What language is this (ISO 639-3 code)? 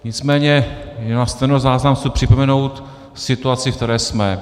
ces